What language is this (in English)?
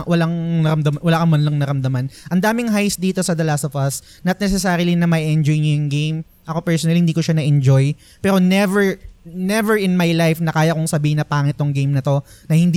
Filipino